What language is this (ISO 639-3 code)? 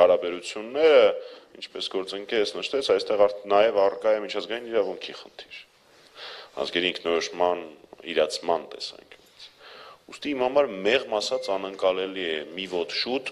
ron